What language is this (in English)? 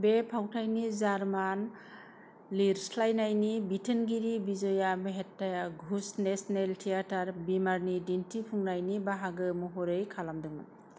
Bodo